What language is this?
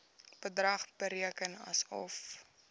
Afrikaans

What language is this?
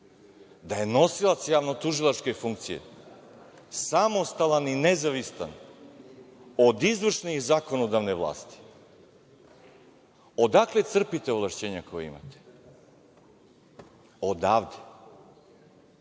Serbian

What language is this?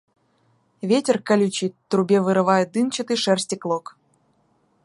Russian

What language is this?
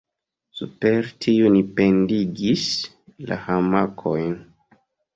Esperanto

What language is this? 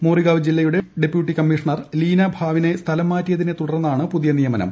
Malayalam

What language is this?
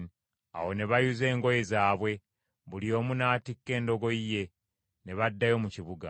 Ganda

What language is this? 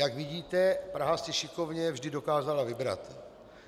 Czech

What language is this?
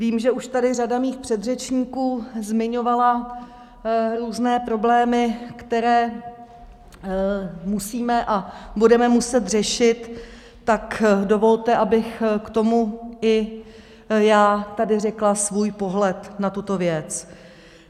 Czech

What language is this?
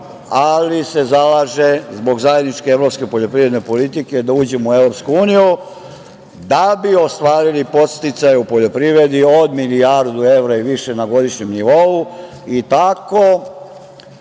Serbian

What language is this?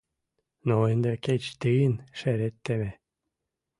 Mari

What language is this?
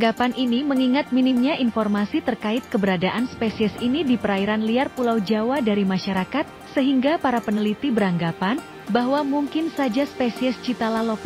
Indonesian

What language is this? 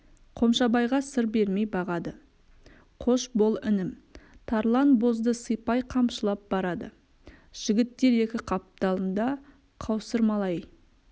Kazakh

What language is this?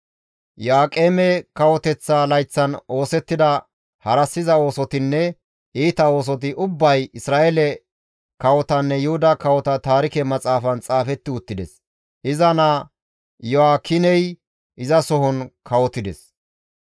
Gamo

